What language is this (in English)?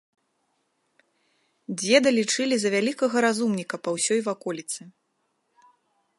Belarusian